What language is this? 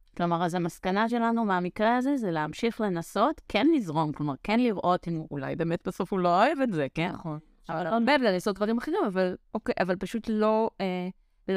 Hebrew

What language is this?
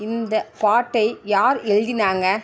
Tamil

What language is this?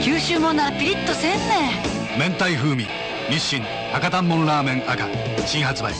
Japanese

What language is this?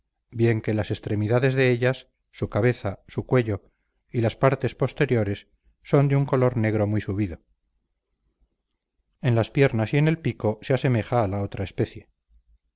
Spanish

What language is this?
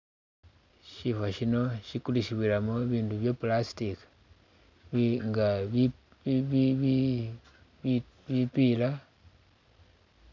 Masaaba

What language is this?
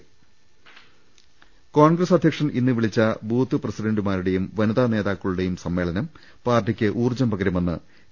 Malayalam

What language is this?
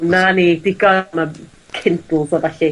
Welsh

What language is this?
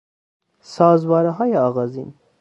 Persian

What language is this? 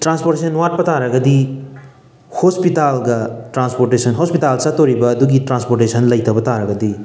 Manipuri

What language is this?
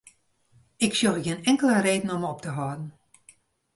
Western Frisian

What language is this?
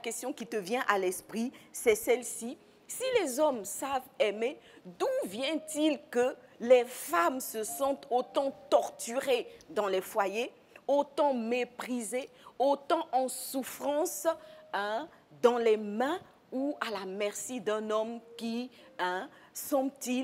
French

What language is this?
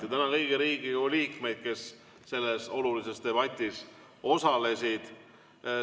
Estonian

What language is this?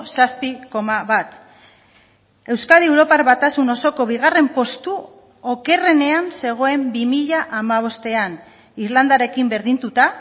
Basque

